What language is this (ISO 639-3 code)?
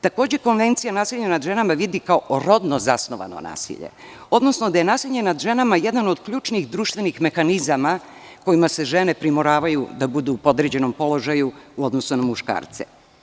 srp